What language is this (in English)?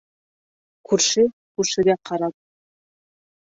Bashkir